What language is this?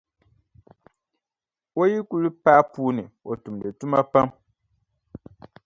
Dagbani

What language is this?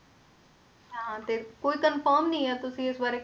Punjabi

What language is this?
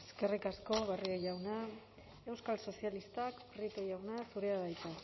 Basque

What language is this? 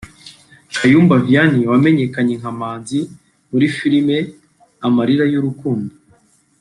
Kinyarwanda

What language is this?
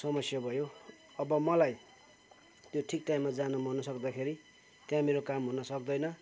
Nepali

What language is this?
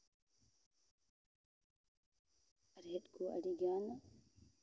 Santali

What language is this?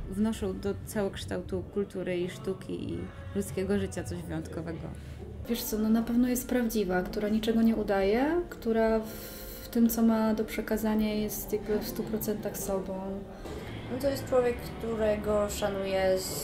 Polish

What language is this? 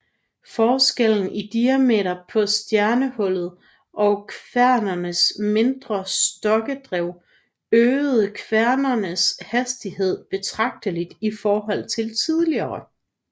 Danish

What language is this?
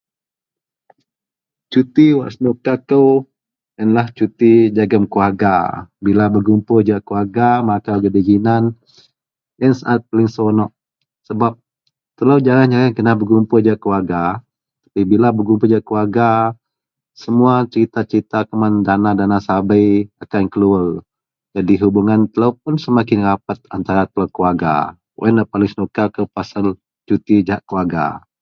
Central Melanau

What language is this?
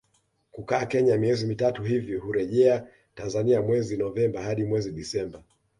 Swahili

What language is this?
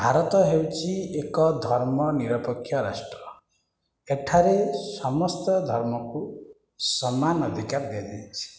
Odia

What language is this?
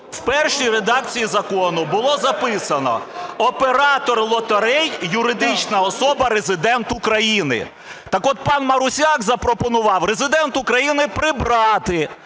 Ukrainian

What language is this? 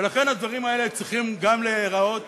Hebrew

